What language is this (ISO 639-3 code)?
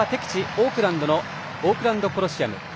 jpn